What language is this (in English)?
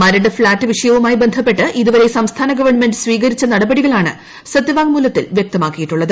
Malayalam